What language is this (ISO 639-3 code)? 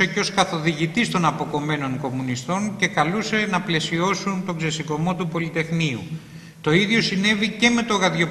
ell